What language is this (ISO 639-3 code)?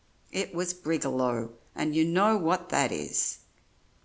eng